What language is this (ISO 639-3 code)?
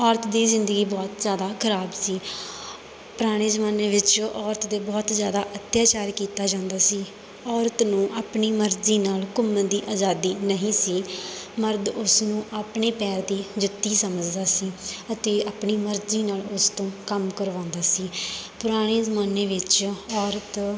pan